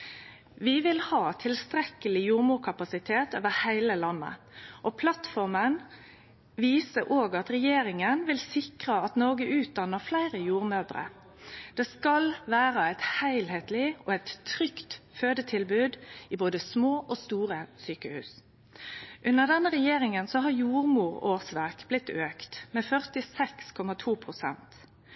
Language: Norwegian Nynorsk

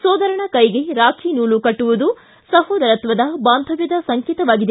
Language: Kannada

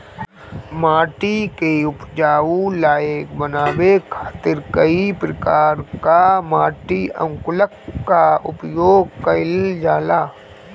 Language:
Bhojpuri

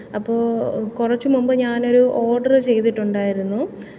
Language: Malayalam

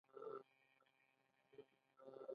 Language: Pashto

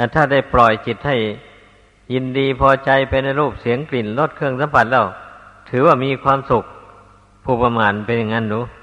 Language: Thai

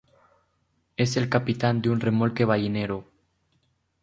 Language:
Spanish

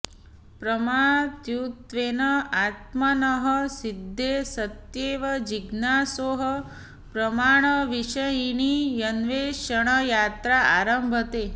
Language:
Sanskrit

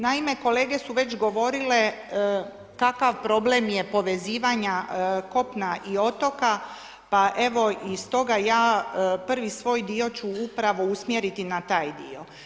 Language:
Croatian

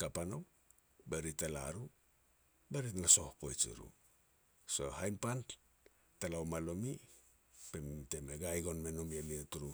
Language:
Petats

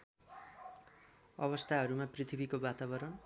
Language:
Nepali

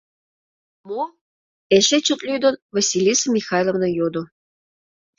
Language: Mari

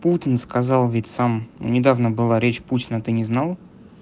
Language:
Russian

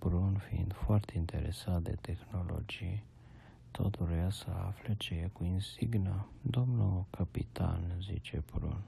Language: Romanian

